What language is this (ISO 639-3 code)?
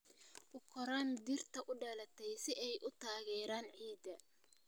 som